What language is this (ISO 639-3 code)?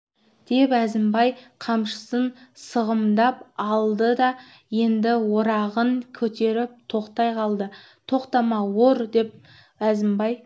kaz